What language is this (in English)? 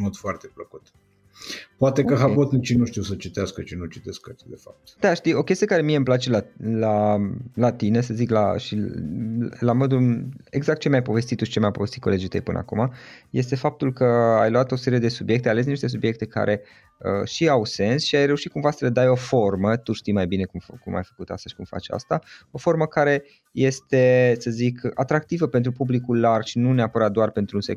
Romanian